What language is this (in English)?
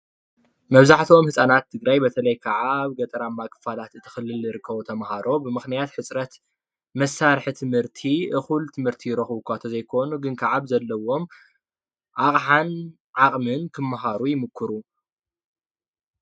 Tigrinya